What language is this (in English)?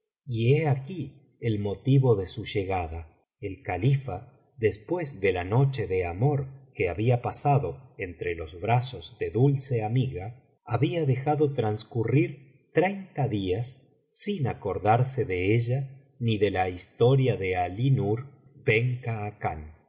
Spanish